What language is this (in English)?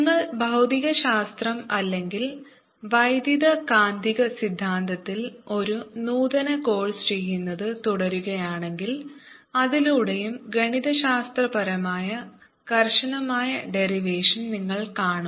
Malayalam